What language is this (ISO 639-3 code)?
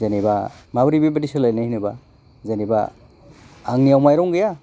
brx